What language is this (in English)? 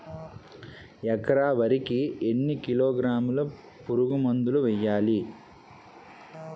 Telugu